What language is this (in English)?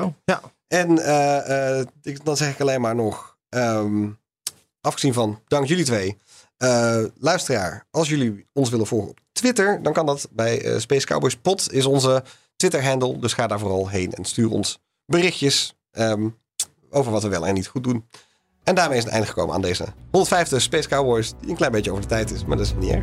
Dutch